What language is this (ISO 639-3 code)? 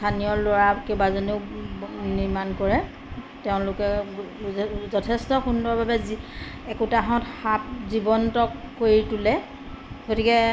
asm